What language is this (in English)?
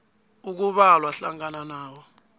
South Ndebele